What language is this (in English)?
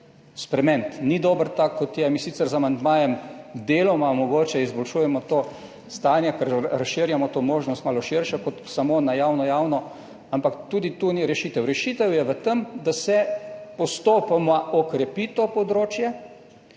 Slovenian